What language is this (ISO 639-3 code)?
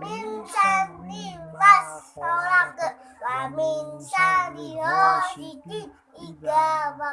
ind